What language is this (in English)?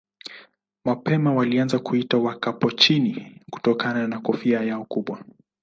Swahili